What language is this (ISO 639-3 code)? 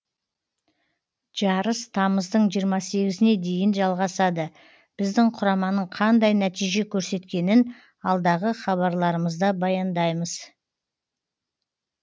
kaz